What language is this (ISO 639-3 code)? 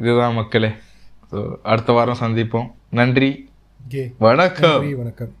tam